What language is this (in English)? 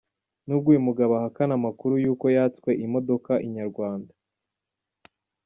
Kinyarwanda